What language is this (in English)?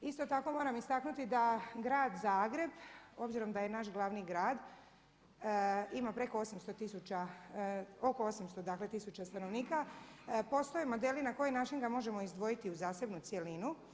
Croatian